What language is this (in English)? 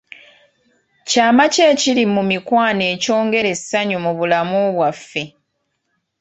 Ganda